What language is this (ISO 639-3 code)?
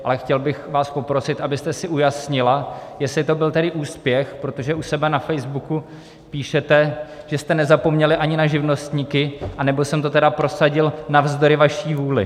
ces